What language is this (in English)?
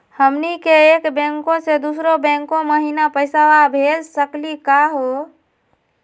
Magahi